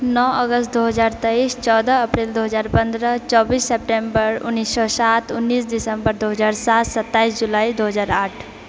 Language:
Maithili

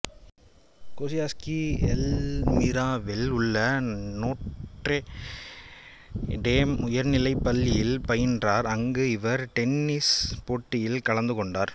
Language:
Tamil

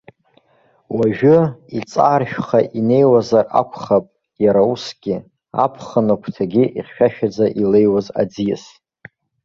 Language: Abkhazian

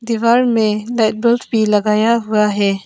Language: Hindi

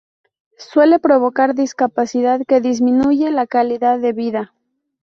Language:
Spanish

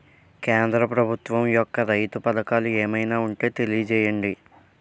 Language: Telugu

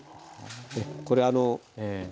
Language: Japanese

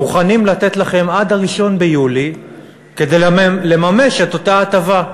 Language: Hebrew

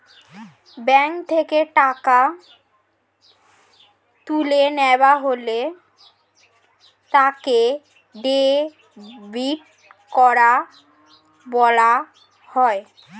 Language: Bangla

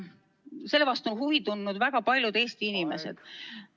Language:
Estonian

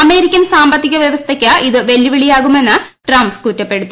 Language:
Malayalam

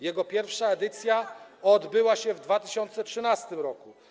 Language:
Polish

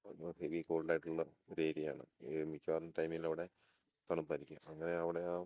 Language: Malayalam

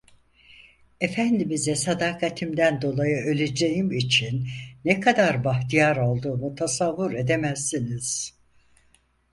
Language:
Turkish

